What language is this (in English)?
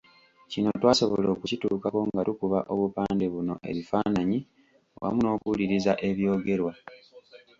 Ganda